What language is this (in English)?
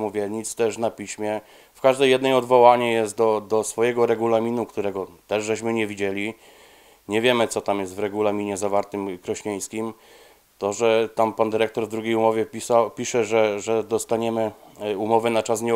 Polish